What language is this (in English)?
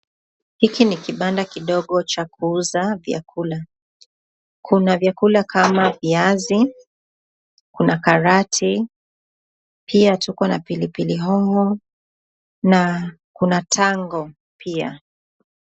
Swahili